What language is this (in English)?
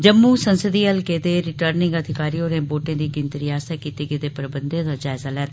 Dogri